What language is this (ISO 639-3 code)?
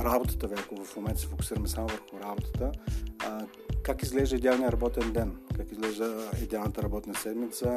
bul